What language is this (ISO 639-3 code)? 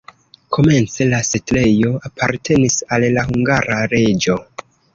epo